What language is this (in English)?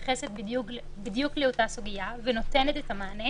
Hebrew